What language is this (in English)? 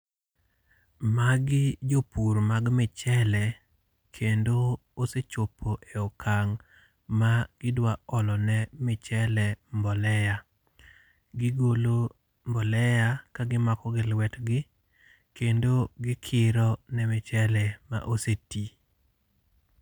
Luo (Kenya and Tanzania)